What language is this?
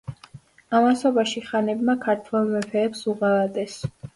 Georgian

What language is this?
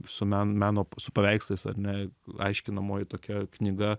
Lithuanian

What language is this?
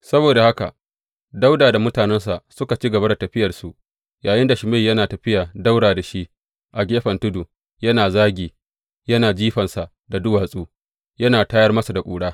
Hausa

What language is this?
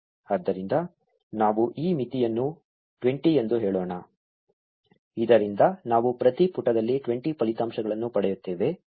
Kannada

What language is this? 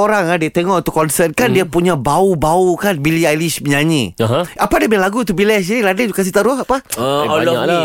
Malay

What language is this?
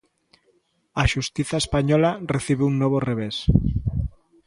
Galician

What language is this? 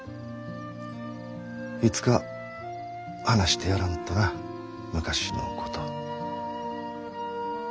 Japanese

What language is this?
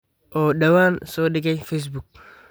Somali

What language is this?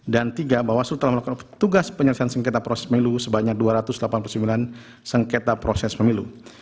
Indonesian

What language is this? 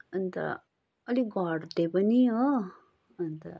Nepali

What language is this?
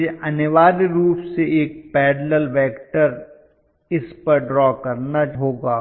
Hindi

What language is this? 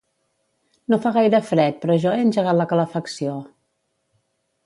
Catalan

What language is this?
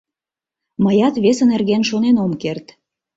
Mari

